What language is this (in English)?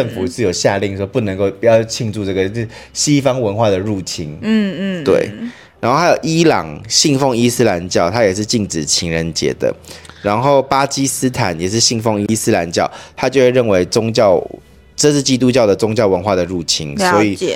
Chinese